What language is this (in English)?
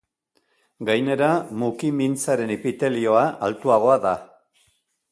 Basque